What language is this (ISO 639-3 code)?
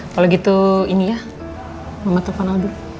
ind